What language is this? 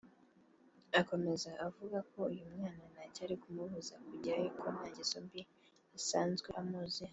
Kinyarwanda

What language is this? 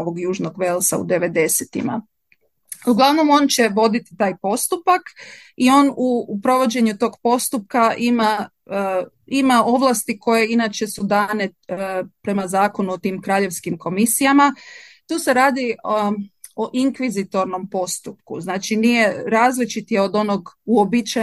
Croatian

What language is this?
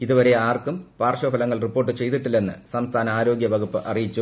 Malayalam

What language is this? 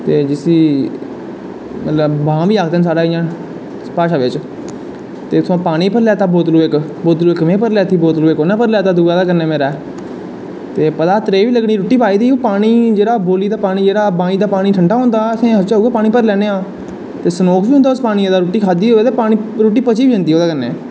Dogri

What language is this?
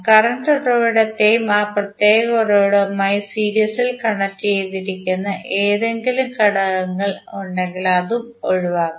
Malayalam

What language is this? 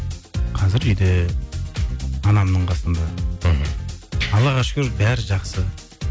Kazakh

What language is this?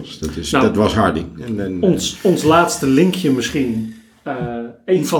Dutch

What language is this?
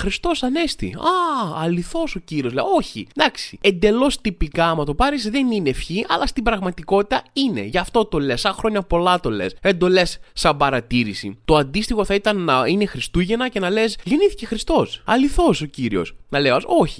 Greek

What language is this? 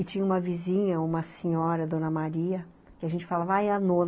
Portuguese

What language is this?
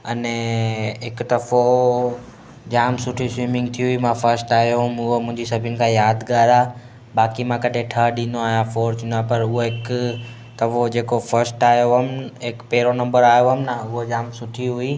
Sindhi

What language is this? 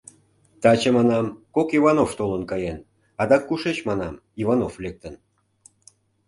Mari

